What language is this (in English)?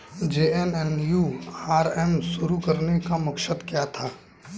Hindi